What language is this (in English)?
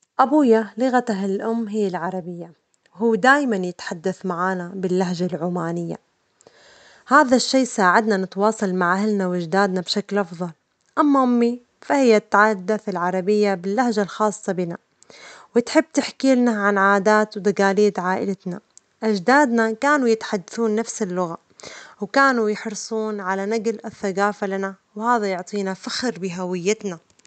Omani Arabic